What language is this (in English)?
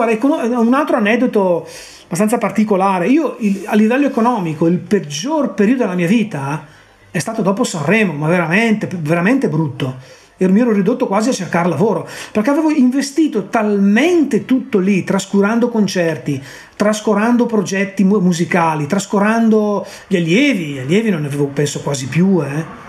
Italian